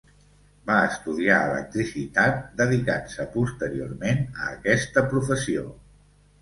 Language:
Catalan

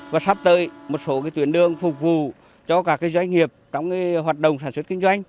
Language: Vietnamese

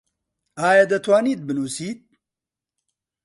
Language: Central Kurdish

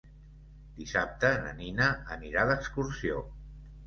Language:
Catalan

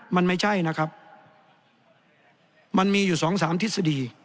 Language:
Thai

